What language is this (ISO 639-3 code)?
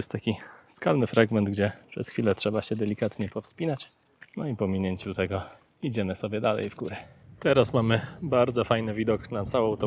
pol